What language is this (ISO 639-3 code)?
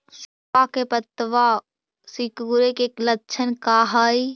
mag